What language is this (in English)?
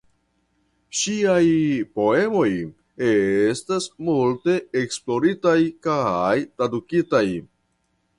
Esperanto